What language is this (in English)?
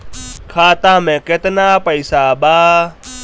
Bhojpuri